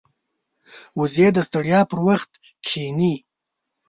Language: Pashto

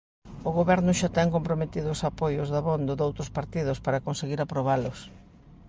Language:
Galician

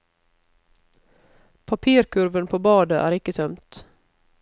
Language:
Norwegian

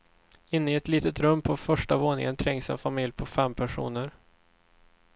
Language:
Swedish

